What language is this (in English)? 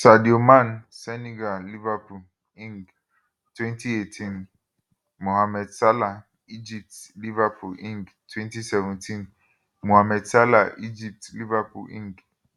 Nigerian Pidgin